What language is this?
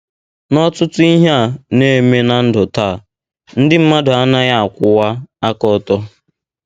Igbo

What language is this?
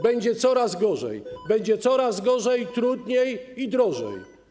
Polish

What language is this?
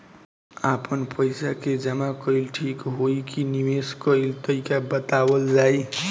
Bhojpuri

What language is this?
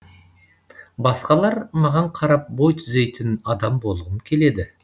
Kazakh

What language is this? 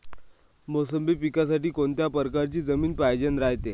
Marathi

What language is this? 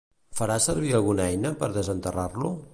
Catalan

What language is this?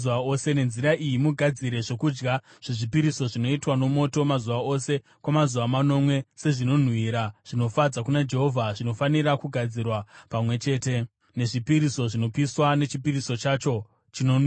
Shona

